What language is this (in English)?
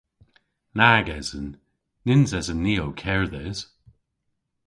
Cornish